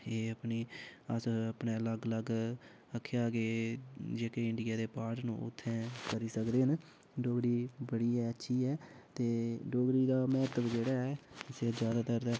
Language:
Dogri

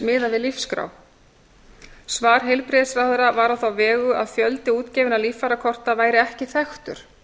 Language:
Icelandic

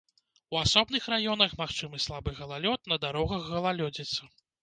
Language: Belarusian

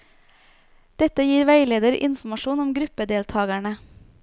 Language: Norwegian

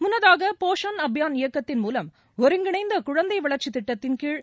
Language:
Tamil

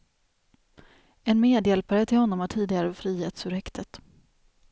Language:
Swedish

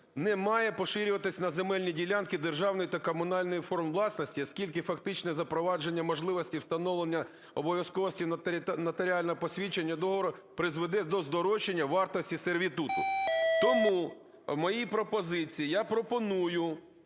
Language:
Ukrainian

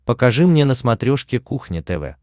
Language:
Russian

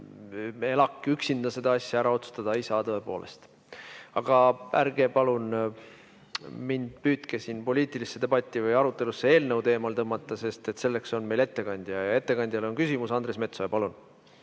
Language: Estonian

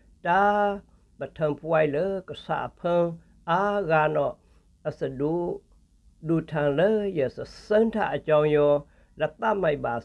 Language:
Vietnamese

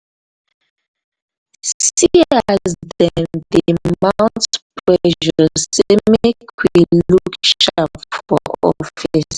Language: Nigerian Pidgin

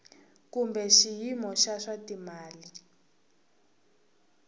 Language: Tsonga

